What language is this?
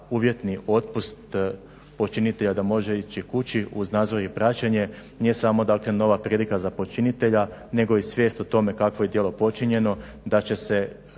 Croatian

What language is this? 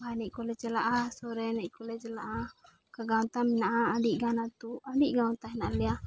Santali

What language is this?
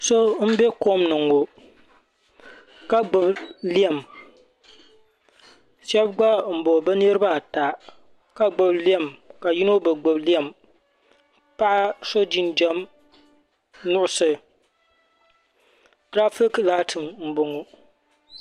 Dagbani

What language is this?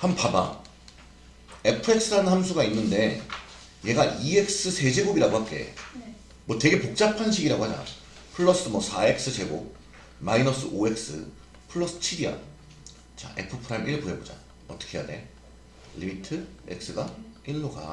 Korean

